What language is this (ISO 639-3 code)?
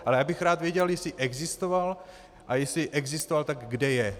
ces